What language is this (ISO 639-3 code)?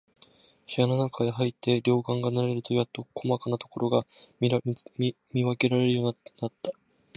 jpn